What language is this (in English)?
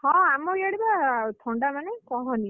Odia